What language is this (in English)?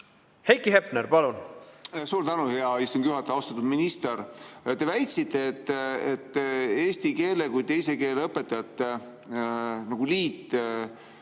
Estonian